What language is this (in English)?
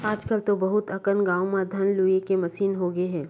Chhattisgarhi